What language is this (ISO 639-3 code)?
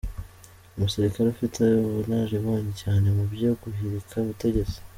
kin